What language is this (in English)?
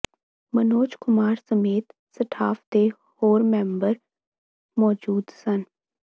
Punjabi